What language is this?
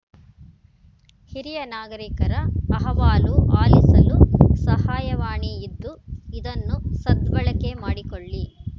Kannada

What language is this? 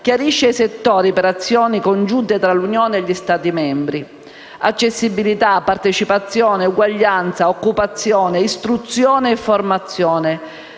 Italian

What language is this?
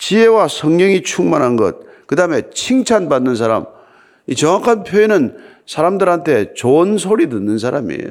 Korean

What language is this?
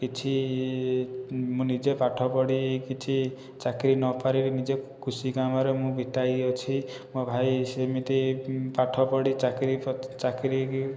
Odia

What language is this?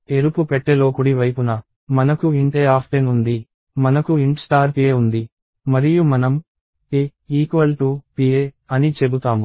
Telugu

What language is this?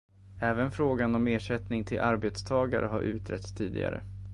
Swedish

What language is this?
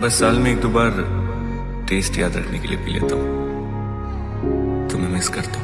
Nepali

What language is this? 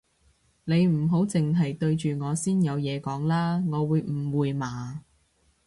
Cantonese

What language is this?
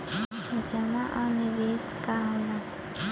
Bhojpuri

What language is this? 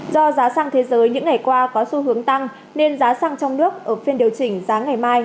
Vietnamese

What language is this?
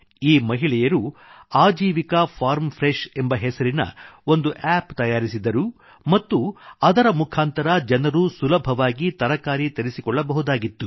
Kannada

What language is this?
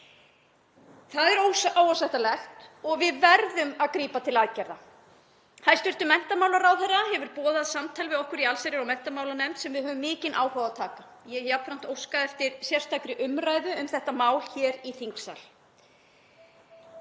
Icelandic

